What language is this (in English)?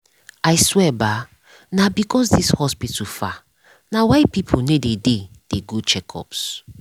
Nigerian Pidgin